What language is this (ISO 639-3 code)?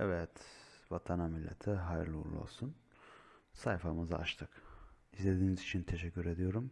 tur